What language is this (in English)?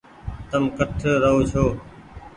Goaria